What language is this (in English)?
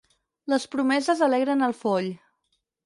Catalan